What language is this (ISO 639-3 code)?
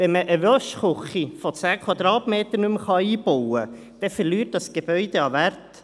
gsw